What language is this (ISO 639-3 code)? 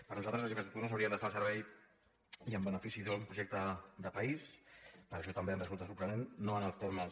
cat